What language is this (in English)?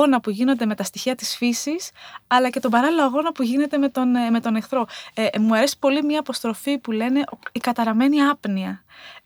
Greek